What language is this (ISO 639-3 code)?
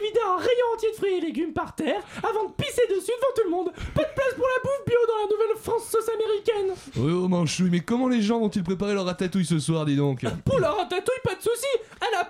fra